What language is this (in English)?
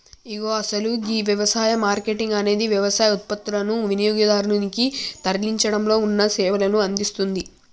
Telugu